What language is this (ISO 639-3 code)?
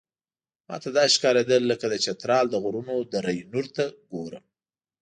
pus